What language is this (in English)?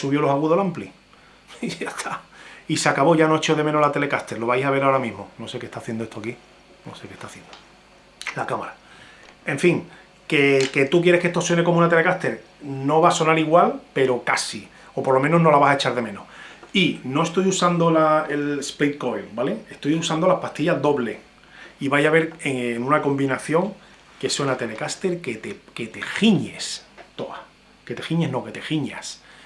Spanish